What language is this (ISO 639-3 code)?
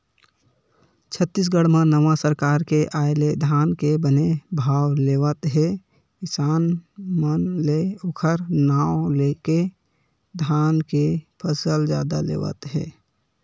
hne